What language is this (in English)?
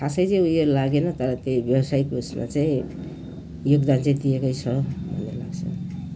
Nepali